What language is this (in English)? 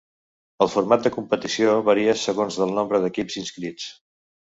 Catalan